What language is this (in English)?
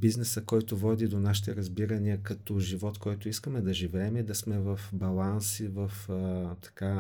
Bulgarian